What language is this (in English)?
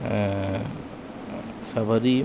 Sanskrit